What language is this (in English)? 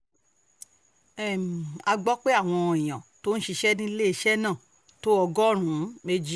Yoruba